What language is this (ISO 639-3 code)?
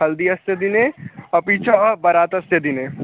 san